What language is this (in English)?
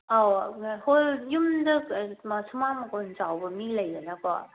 Manipuri